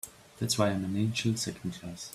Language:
English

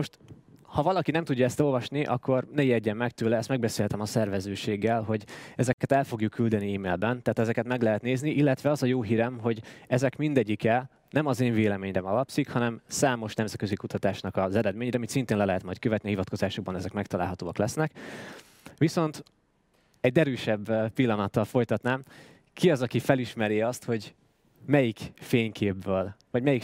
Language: Hungarian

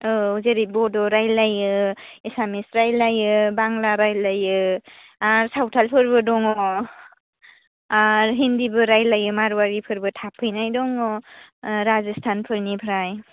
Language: Bodo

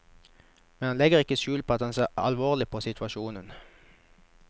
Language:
Norwegian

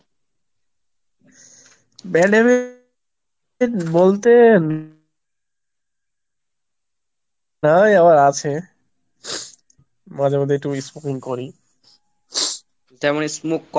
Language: Bangla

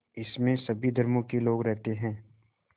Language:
Hindi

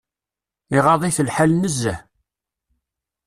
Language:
Kabyle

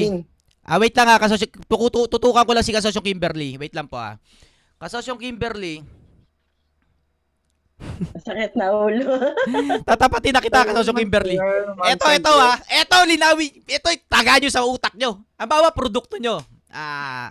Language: Filipino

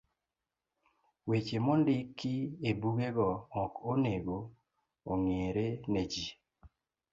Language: Luo (Kenya and Tanzania)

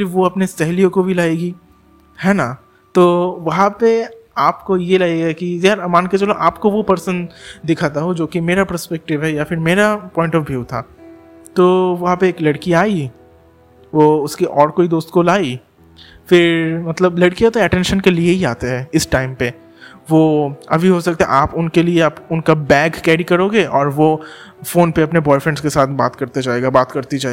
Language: Hindi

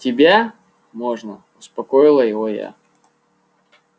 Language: Russian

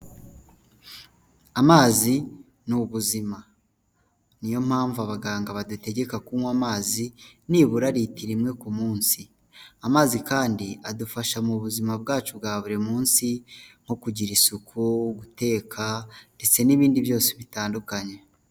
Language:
Kinyarwanda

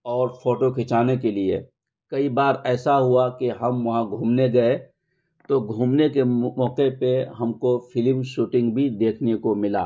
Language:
Urdu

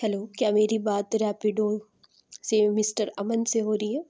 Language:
Urdu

